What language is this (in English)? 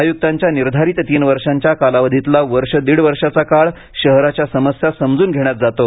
Marathi